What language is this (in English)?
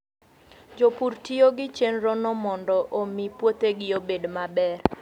Luo (Kenya and Tanzania)